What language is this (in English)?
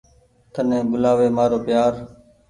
Goaria